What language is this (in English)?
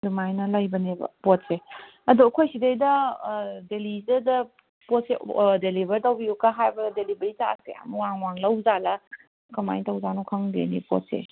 Manipuri